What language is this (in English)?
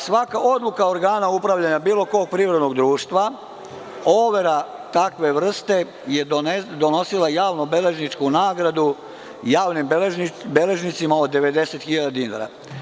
Serbian